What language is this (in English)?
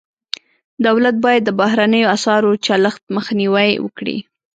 Pashto